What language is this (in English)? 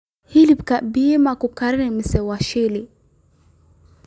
Somali